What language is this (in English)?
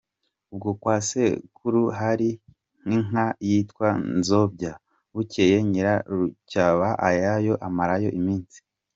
Kinyarwanda